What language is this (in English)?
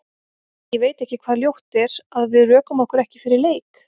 Icelandic